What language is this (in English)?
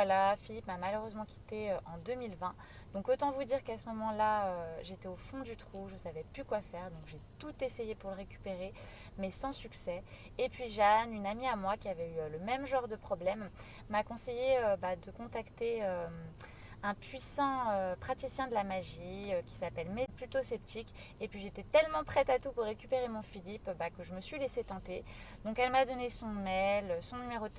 French